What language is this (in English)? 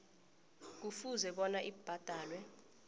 South Ndebele